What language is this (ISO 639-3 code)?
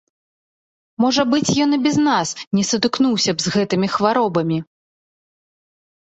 bel